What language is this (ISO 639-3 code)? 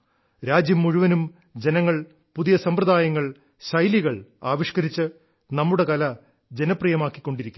mal